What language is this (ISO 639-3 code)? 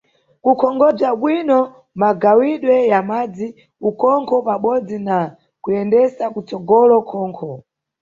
nyu